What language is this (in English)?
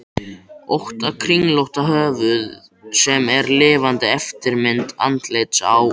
Icelandic